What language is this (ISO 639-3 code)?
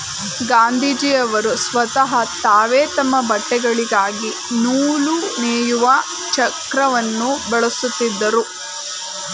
kan